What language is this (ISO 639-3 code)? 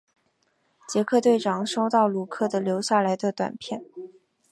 zho